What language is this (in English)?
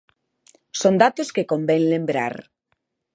Galician